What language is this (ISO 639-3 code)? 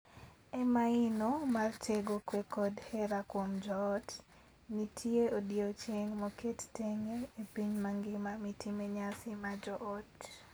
luo